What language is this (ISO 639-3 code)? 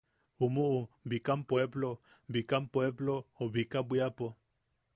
yaq